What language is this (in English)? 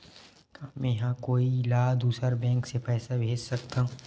Chhattisgarhi